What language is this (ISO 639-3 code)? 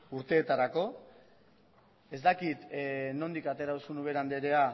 eus